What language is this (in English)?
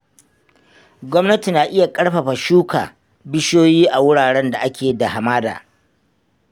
Hausa